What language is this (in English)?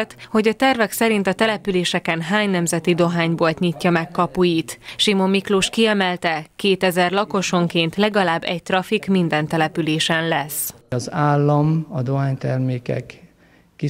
Hungarian